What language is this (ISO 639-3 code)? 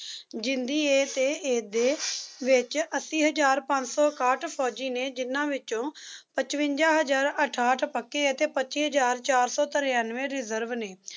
pan